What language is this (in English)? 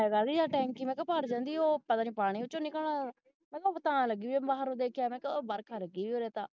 Punjabi